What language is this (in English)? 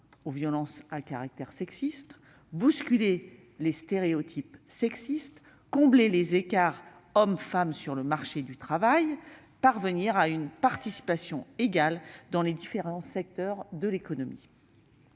French